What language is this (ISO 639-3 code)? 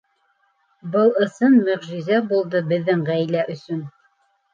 bak